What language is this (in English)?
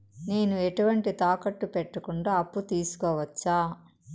Telugu